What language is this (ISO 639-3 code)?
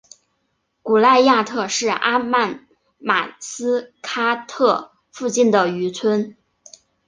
zho